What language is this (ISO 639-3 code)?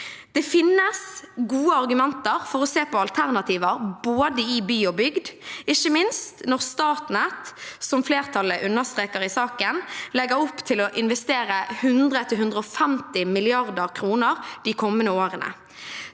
nor